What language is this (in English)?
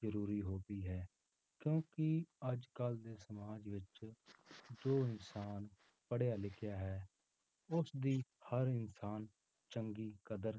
Punjabi